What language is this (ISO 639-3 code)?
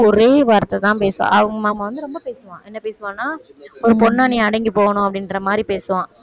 tam